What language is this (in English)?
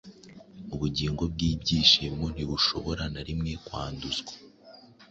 Kinyarwanda